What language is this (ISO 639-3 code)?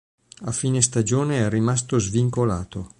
ita